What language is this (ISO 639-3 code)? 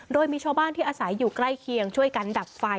tha